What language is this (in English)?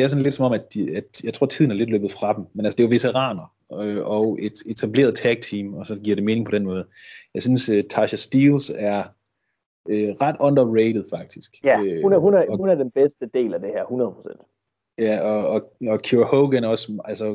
Danish